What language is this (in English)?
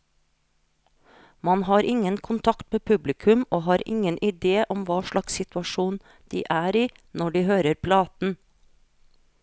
Norwegian